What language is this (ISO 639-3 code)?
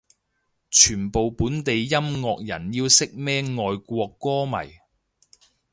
yue